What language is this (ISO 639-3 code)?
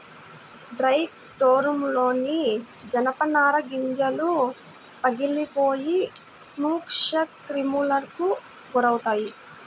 tel